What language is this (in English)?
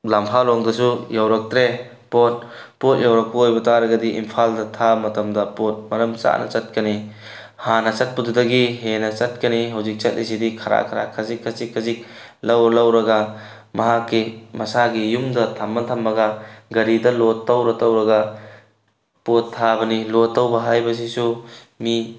Manipuri